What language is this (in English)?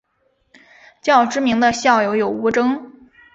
Chinese